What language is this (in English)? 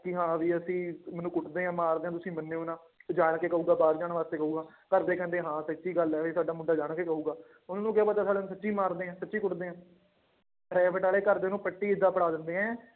Punjabi